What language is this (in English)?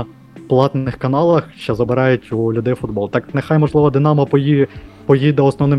Ukrainian